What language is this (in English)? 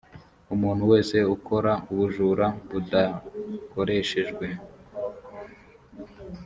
Kinyarwanda